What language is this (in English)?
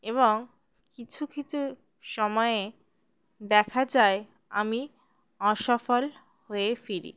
Bangla